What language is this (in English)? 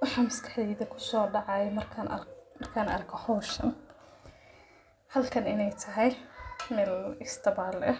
Somali